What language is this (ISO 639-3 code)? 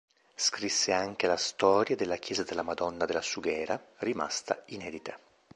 ita